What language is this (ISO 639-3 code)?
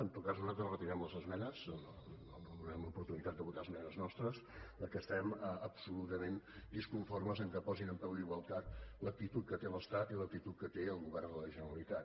cat